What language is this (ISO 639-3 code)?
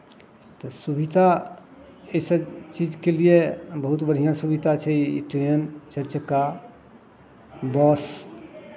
mai